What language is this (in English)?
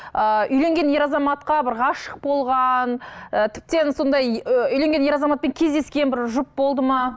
Kazakh